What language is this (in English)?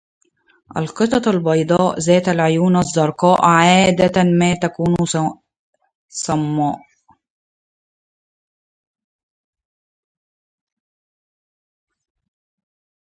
Arabic